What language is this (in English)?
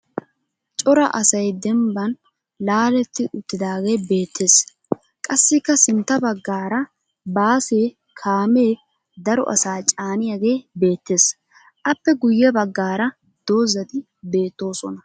Wolaytta